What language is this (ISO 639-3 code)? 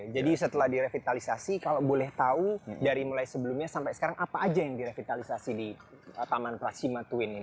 ind